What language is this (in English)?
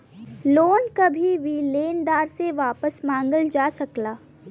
Bhojpuri